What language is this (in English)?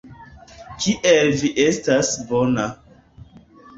Esperanto